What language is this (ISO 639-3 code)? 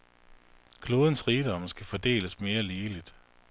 dan